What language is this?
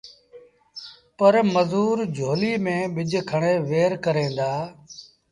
Sindhi Bhil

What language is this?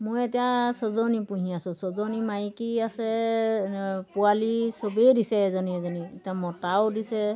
Assamese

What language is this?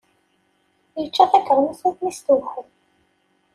Kabyle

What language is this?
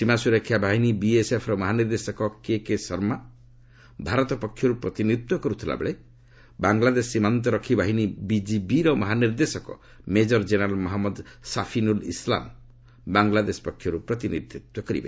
Odia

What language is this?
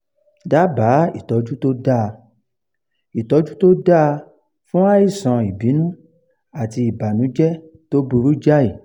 Yoruba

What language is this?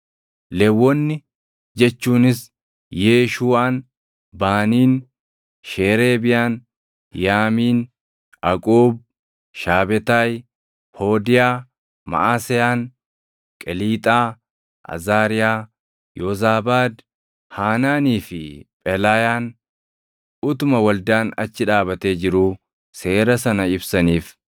Oromo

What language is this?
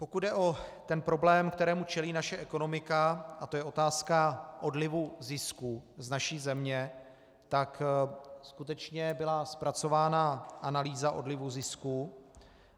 Czech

